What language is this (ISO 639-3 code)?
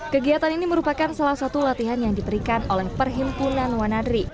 ind